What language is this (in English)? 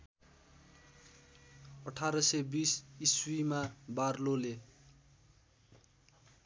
Nepali